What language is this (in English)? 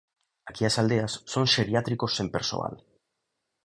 Galician